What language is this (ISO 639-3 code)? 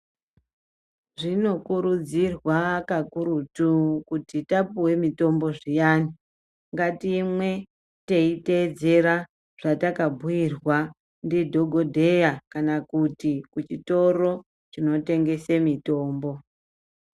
ndc